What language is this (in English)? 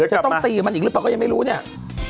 Thai